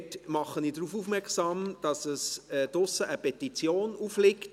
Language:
Swiss German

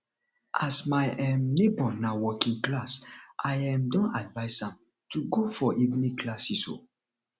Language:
Nigerian Pidgin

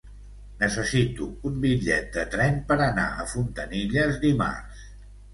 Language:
Catalan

